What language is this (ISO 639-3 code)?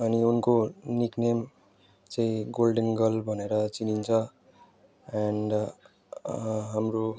nep